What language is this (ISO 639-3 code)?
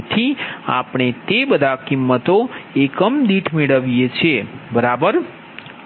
guj